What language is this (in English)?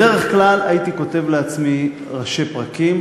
Hebrew